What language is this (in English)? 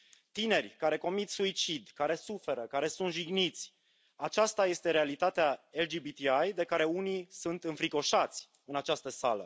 Romanian